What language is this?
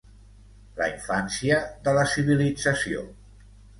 Catalan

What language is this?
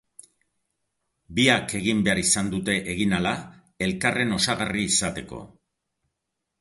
Basque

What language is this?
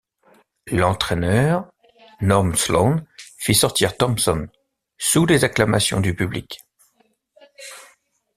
French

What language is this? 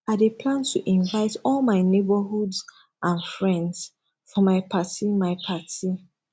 Nigerian Pidgin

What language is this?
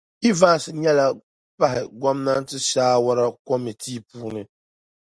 Dagbani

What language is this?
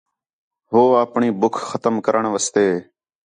Khetrani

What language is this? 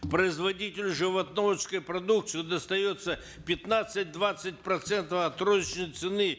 Kazakh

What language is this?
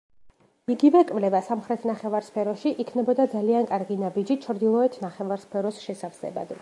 Georgian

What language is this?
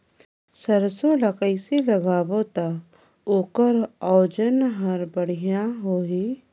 Chhattisgarhi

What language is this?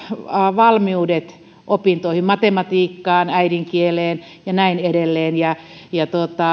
Finnish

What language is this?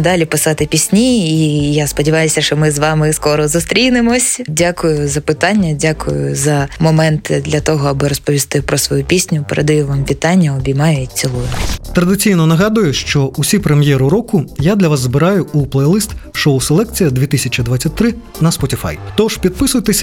Ukrainian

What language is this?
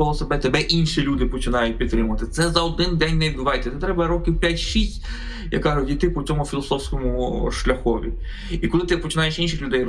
Ukrainian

